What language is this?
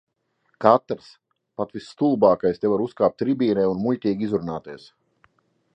Latvian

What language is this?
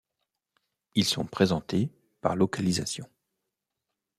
French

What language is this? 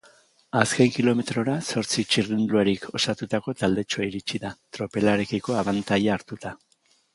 Basque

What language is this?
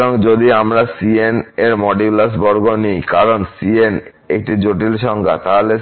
Bangla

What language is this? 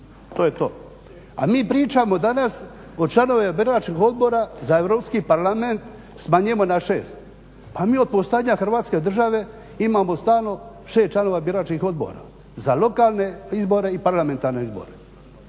Croatian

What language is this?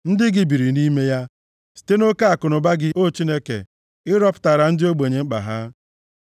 Igbo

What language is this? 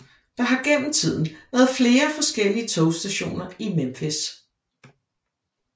Danish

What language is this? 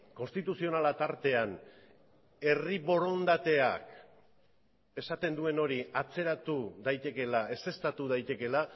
Basque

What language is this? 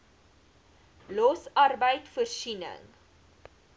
Afrikaans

